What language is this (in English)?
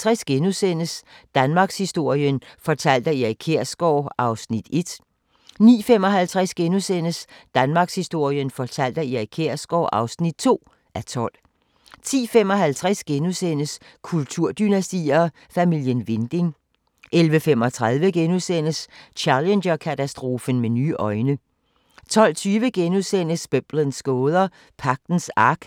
Danish